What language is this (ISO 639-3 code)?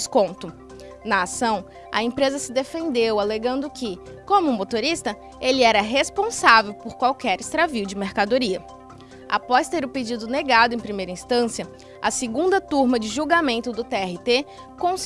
por